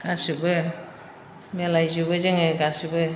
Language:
Bodo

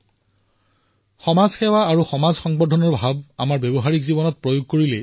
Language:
Assamese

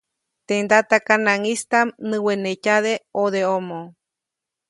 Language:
Copainalá Zoque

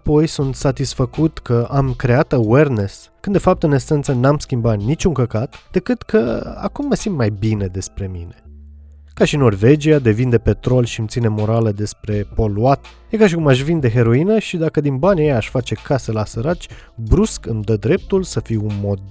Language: Romanian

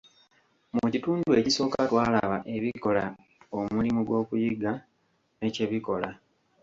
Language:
Ganda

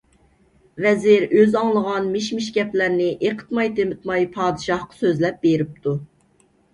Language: Uyghur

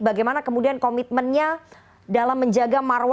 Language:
Indonesian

